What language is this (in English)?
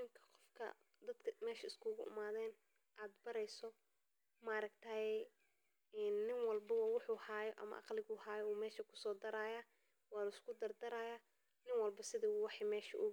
Somali